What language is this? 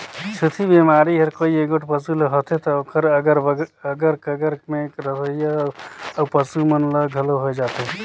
Chhattisgarhi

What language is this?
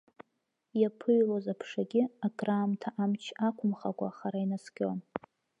Abkhazian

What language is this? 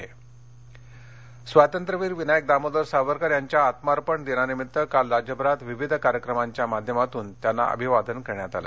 Marathi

